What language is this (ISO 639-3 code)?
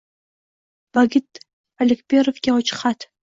uzb